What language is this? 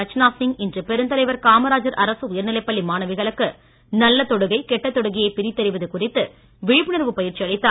Tamil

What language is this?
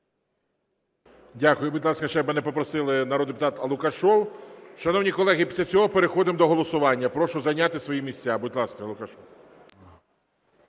Ukrainian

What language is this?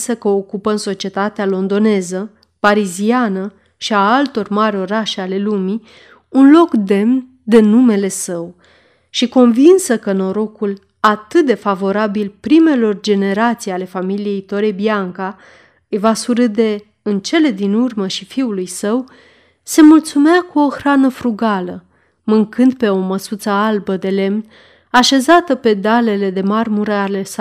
Romanian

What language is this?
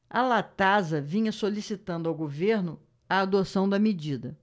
Portuguese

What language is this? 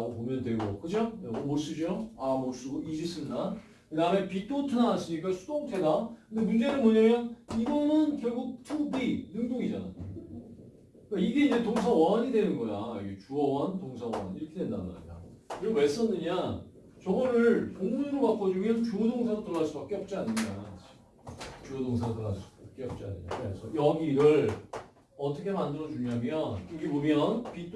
Korean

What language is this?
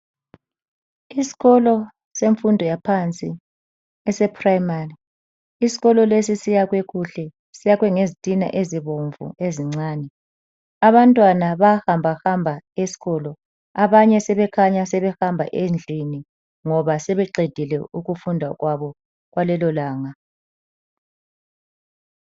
North Ndebele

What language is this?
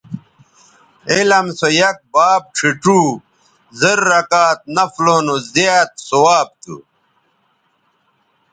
Bateri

